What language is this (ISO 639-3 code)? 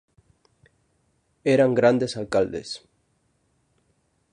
glg